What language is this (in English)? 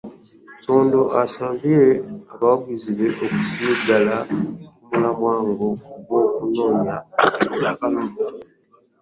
Ganda